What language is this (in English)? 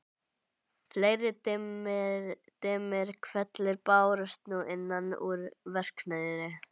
Icelandic